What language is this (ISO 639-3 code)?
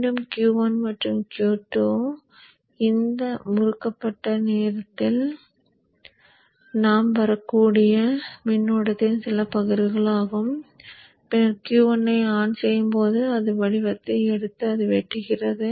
tam